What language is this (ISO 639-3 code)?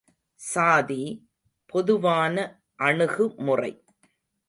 tam